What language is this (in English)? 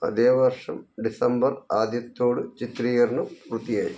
Malayalam